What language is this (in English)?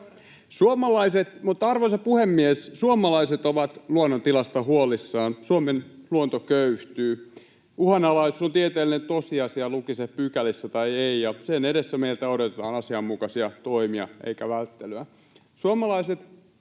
Finnish